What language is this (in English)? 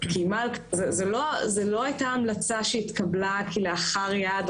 Hebrew